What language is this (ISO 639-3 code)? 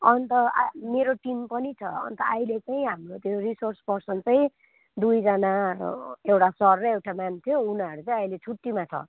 nep